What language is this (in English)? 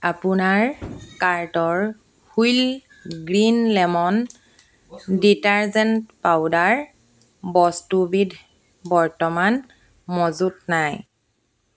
Assamese